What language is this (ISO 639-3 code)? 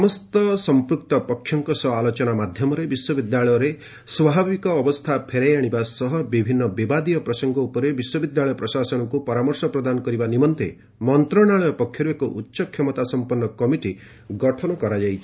ori